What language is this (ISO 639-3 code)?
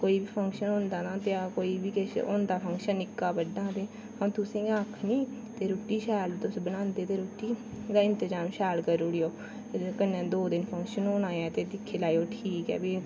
doi